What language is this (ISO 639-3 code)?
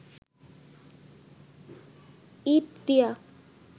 ben